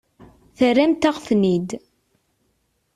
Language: Kabyle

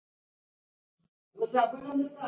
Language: Pashto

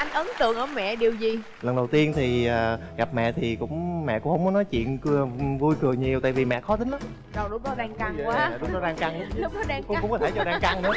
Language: Vietnamese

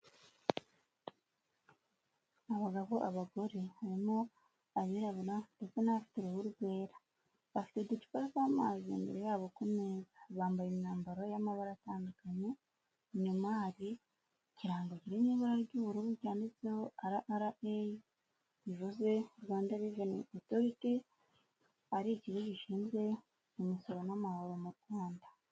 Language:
Kinyarwanda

